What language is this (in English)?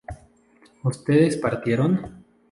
Spanish